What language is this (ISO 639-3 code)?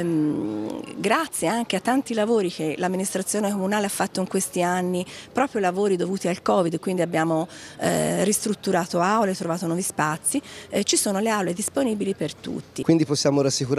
ita